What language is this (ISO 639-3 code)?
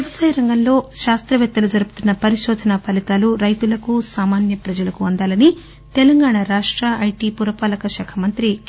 tel